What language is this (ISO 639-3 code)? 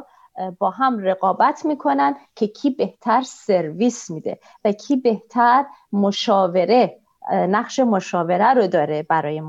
fas